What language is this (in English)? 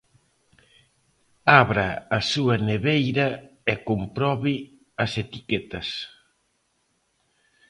Galician